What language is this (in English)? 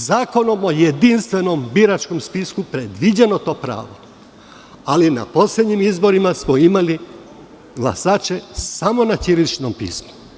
Serbian